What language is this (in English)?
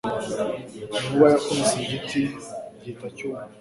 Kinyarwanda